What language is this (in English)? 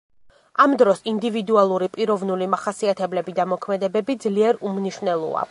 Georgian